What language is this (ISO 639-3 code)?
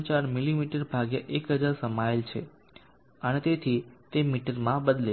guj